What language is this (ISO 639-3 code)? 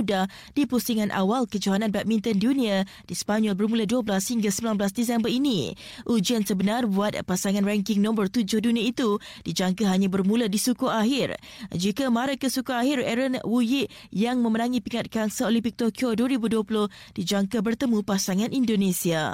msa